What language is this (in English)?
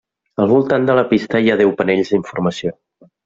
Catalan